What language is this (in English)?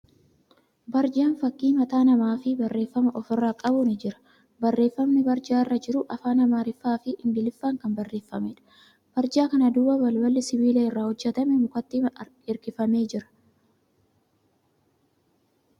Oromo